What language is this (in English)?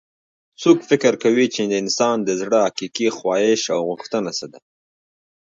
Pashto